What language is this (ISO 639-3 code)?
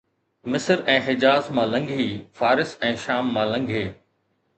snd